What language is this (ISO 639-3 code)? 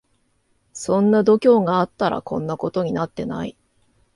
jpn